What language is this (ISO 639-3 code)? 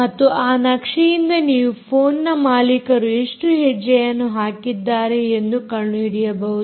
kan